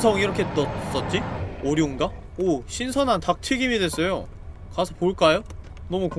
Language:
Korean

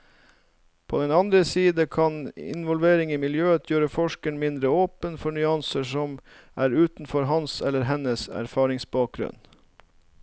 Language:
Norwegian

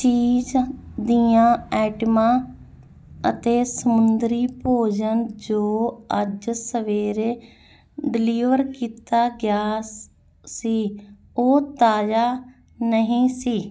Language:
Punjabi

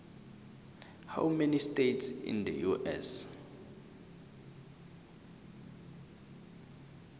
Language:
South Ndebele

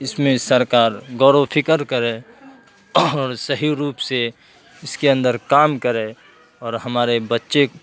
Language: Urdu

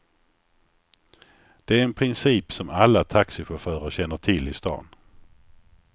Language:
Swedish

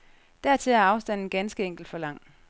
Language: Danish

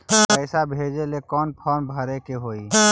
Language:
Magahi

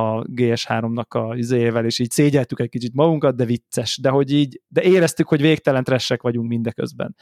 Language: Hungarian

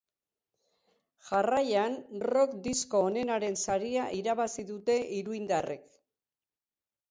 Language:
Basque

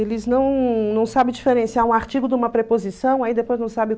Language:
Portuguese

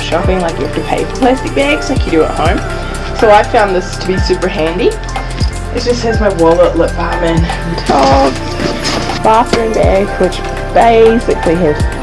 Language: English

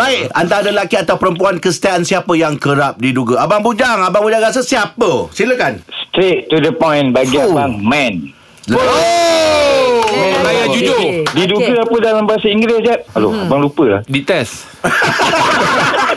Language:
Malay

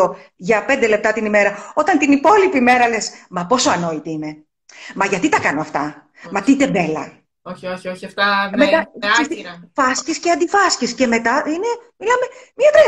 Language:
Greek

